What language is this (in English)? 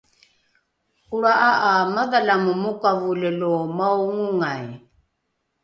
Rukai